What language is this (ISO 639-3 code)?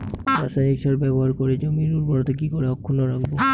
ben